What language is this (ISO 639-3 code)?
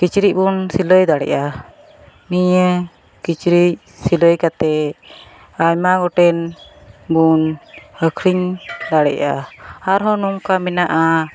sat